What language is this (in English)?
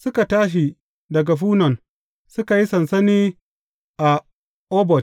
Hausa